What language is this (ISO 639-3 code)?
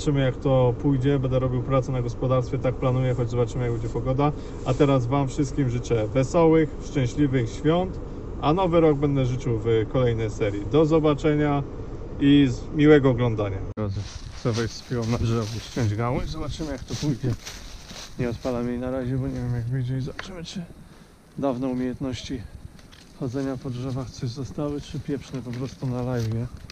pol